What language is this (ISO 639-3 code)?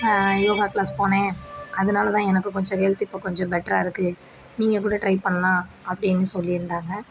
tam